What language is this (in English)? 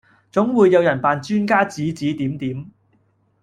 Cantonese